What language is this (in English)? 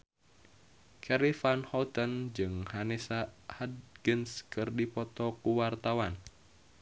Sundanese